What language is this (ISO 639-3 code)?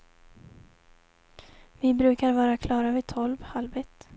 swe